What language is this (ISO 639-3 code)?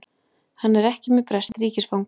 isl